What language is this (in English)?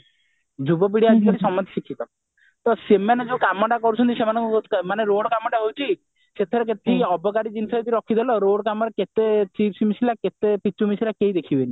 Odia